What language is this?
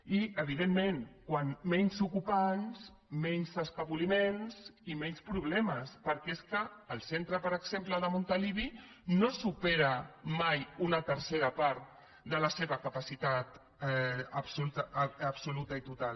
Catalan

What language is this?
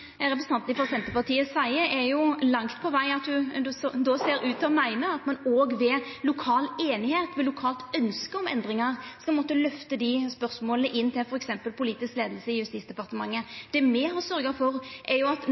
Norwegian Nynorsk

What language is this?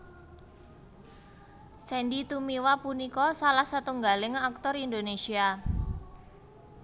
Javanese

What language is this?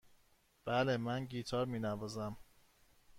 Persian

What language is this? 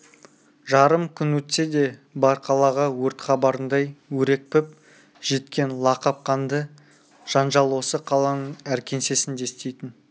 Kazakh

